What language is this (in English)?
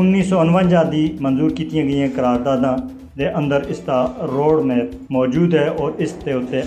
Urdu